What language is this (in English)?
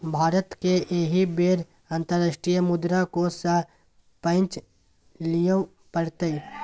Maithili